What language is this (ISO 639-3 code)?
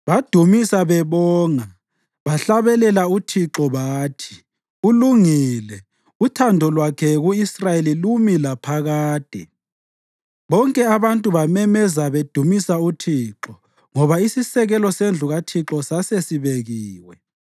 nde